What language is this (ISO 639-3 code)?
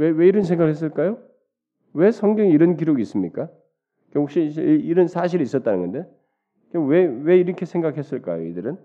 kor